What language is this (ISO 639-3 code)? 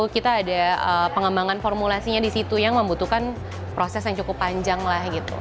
ind